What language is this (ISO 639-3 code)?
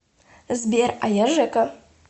rus